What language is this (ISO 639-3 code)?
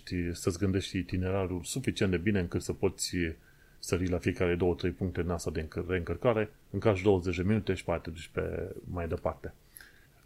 ron